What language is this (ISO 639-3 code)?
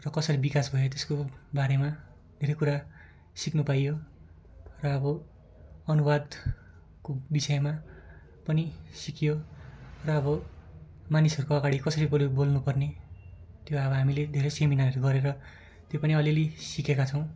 nep